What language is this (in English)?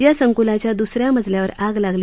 Marathi